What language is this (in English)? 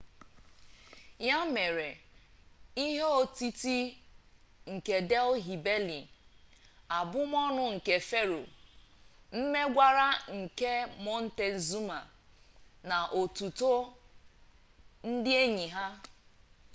Igbo